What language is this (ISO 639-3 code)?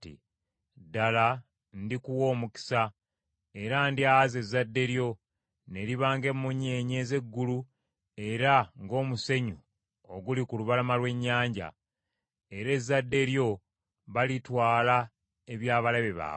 lug